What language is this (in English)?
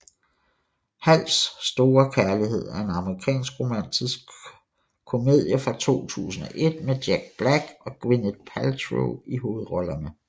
Danish